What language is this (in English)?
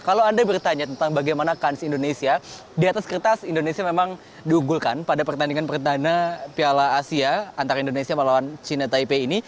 Indonesian